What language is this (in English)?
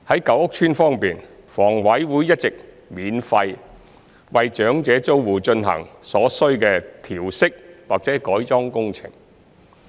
Cantonese